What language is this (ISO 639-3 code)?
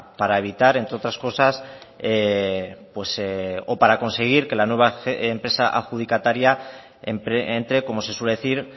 spa